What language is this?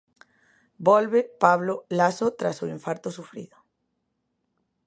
Galician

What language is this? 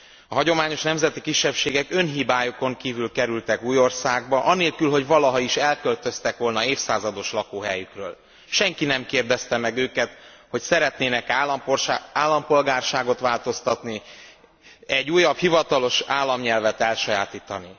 Hungarian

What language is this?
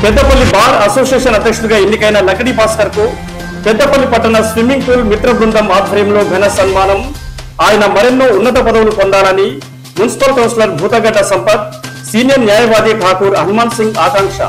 Telugu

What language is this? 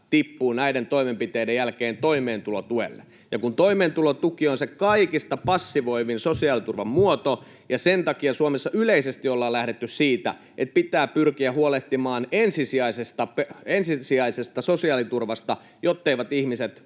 Finnish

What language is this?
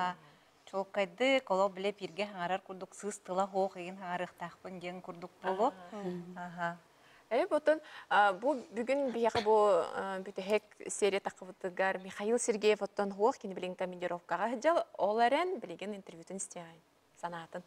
Arabic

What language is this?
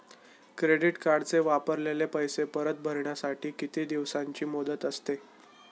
Marathi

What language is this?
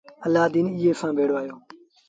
Sindhi Bhil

